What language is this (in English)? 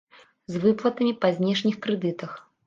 Belarusian